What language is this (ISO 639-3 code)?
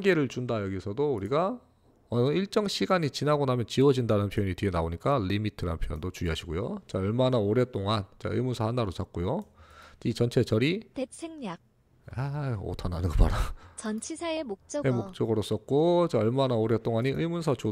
kor